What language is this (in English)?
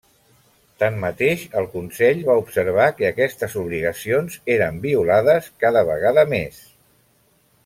Catalan